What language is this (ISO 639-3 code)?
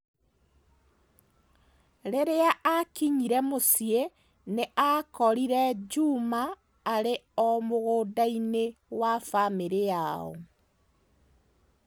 kik